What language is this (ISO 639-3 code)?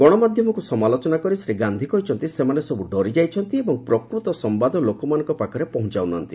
ori